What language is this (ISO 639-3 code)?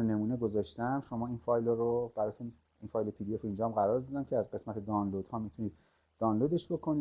fas